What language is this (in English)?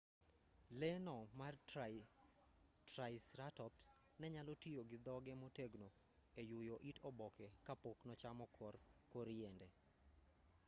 Luo (Kenya and Tanzania)